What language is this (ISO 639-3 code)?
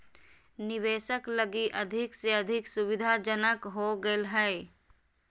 mag